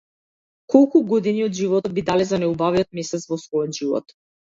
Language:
Macedonian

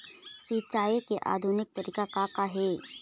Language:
Chhattisgarhi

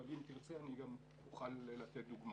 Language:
Hebrew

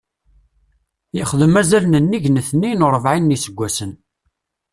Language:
Kabyle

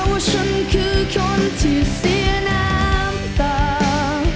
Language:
Thai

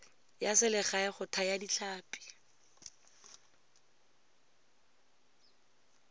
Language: Tswana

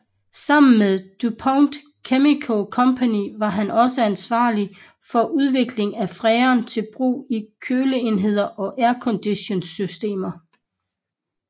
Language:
Danish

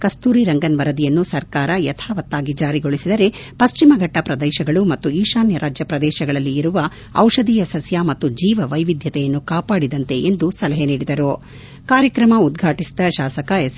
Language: Kannada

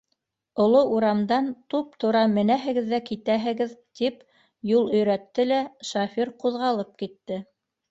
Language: Bashkir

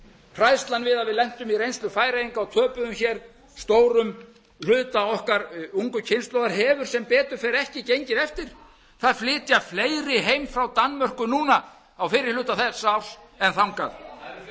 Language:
Icelandic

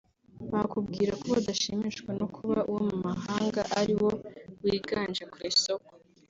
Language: Kinyarwanda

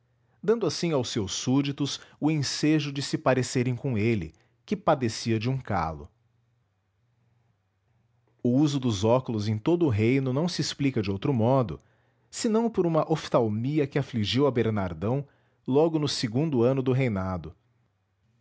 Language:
Portuguese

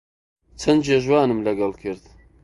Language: Central Kurdish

